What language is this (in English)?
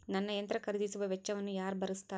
Kannada